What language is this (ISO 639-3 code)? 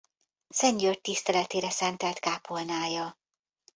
hun